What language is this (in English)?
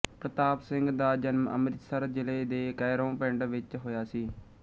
Punjabi